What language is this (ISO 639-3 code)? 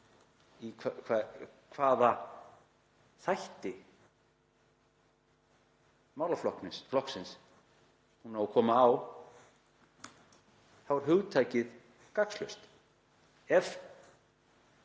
isl